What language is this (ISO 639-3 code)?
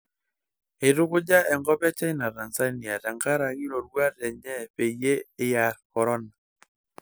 mas